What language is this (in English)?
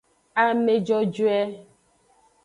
Aja (Benin)